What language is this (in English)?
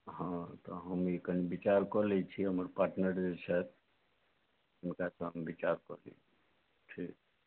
Maithili